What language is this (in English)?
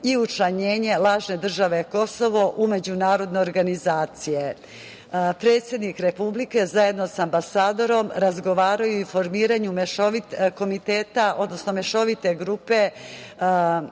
Serbian